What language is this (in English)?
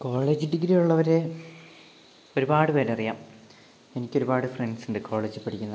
Malayalam